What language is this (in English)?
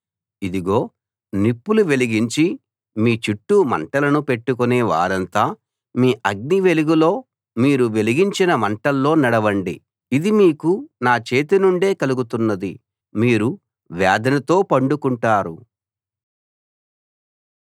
Telugu